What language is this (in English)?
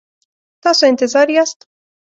Pashto